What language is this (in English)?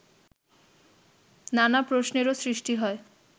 Bangla